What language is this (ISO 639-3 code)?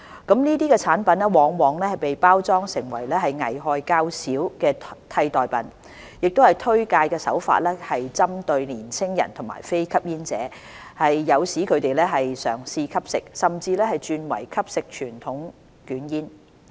yue